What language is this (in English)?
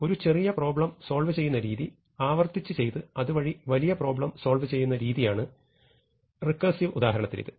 Malayalam